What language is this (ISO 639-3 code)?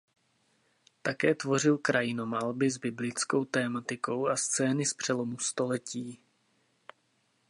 ces